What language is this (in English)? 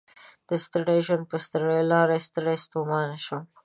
Pashto